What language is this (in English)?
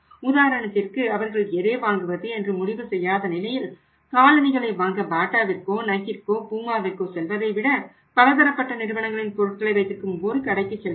Tamil